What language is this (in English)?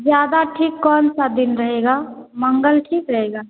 Hindi